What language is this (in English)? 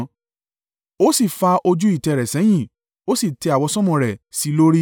Yoruba